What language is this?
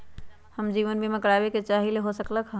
Magahi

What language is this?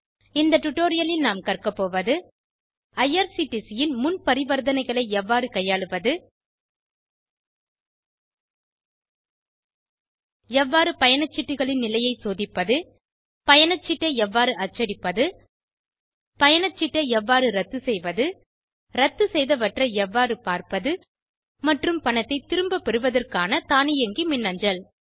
Tamil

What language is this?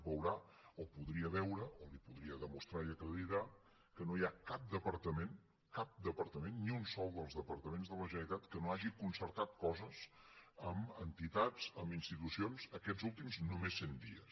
Catalan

